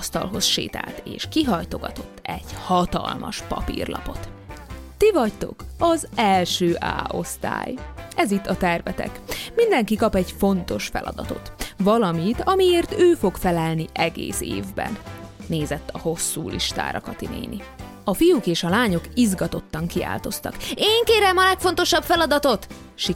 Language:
Hungarian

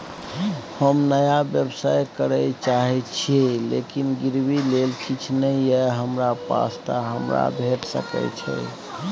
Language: Maithili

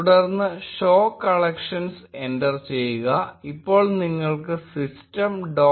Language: Malayalam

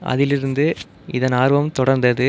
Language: Tamil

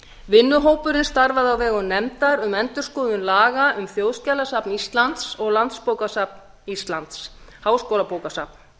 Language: Icelandic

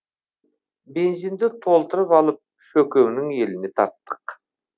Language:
Kazakh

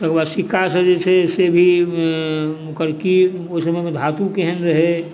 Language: Maithili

